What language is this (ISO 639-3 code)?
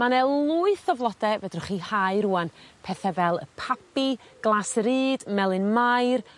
cym